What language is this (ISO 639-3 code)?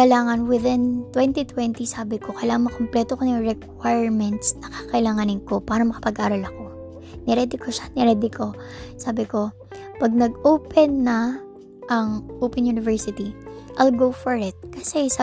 fil